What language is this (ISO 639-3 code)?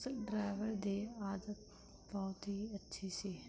pan